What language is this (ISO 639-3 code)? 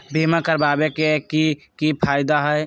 mag